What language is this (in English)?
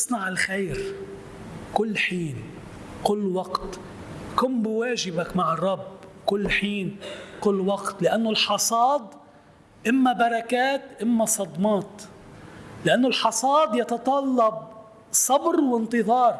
Arabic